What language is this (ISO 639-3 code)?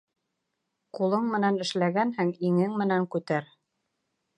bak